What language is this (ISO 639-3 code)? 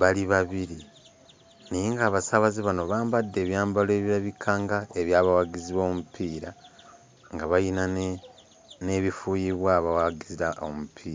lug